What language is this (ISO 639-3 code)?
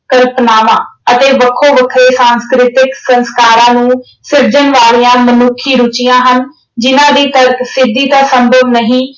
pan